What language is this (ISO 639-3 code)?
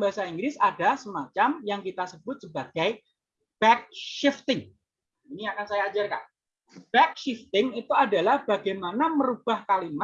ind